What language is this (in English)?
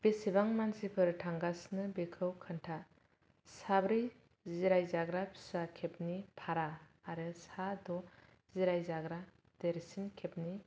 Bodo